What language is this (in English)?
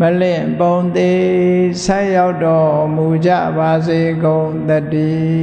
Burmese